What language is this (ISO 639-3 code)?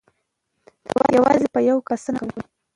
pus